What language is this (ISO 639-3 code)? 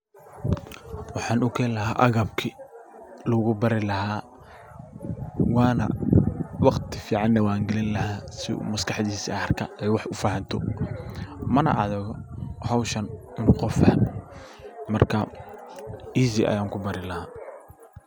som